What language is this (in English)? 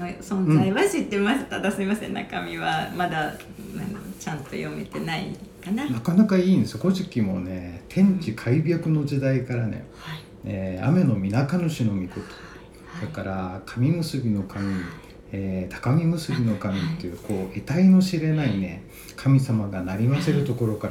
Japanese